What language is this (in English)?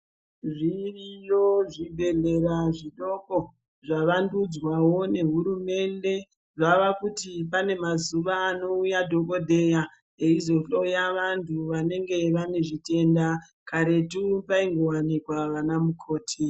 Ndau